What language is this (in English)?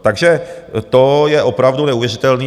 Czech